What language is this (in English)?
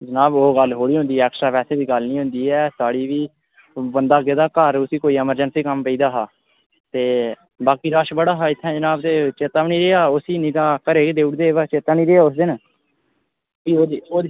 Dogri